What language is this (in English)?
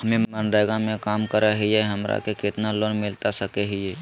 Magahi